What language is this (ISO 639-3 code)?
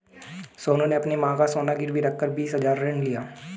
hin